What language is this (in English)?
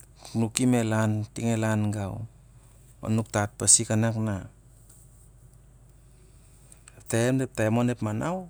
Siar-Lak